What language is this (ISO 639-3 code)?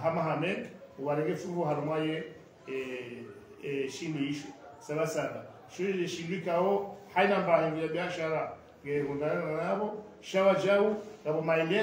ara